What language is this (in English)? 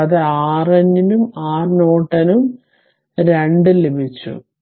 Malayalam